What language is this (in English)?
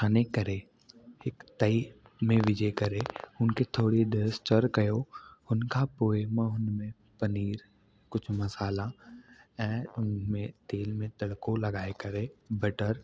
Sindhi